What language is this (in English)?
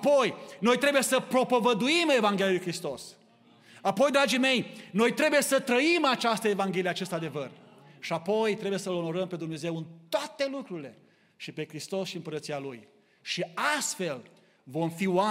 Romanian